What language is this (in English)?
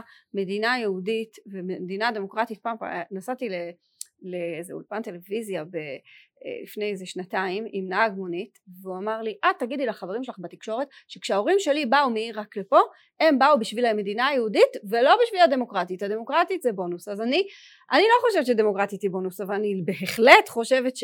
Hebrew